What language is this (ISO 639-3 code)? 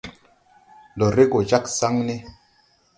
tui